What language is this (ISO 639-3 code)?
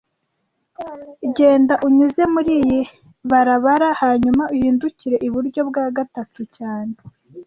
kin